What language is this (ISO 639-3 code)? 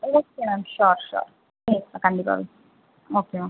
tam